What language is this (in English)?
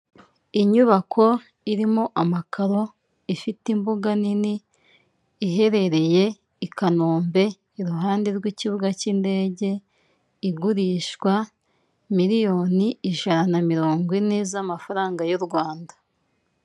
Kinyarwanda